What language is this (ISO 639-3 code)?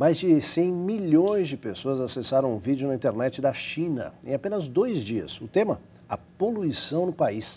por